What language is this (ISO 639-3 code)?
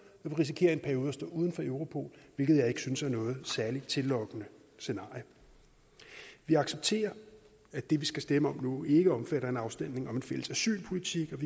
dan